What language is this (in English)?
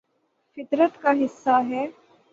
Urdu